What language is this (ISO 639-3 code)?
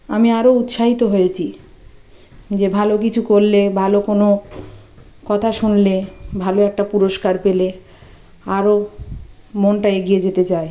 ben